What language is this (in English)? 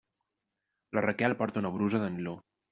Catalan